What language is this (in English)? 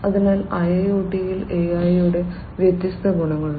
Malayalam